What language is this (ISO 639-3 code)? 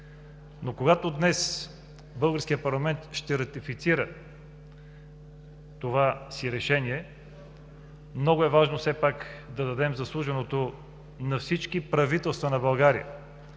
bul